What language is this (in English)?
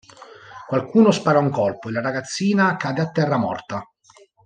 Italian